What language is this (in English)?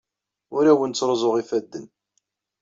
Kabyle